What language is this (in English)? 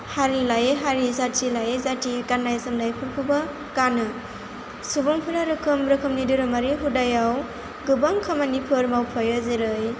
Bodo